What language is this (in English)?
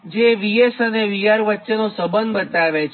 Gujarati